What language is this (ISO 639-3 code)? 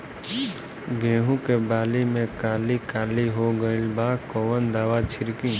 bho